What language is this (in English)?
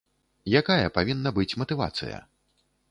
Belarusian